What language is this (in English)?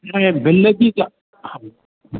Sindhi